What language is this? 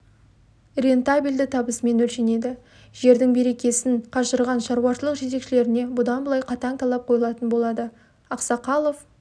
Kazakh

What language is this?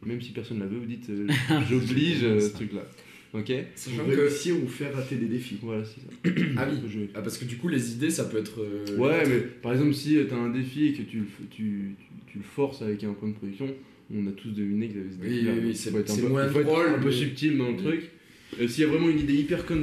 French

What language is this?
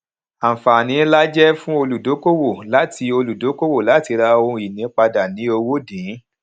Yoruba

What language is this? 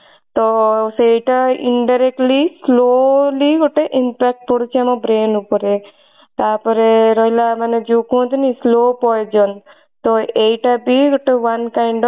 Odia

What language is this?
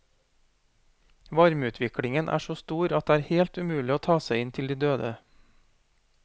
Norwegian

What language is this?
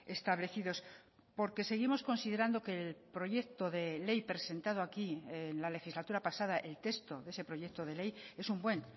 Spanish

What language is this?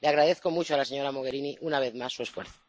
Spanish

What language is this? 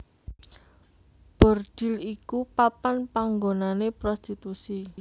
Javanese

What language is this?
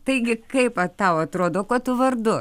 Lithuanian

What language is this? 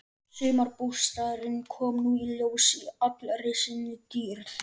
Icelandic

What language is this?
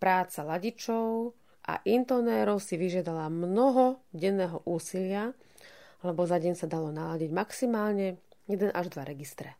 Slovak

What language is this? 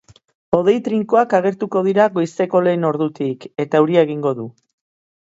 Basque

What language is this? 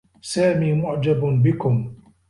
Arabic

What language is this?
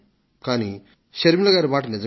Telugu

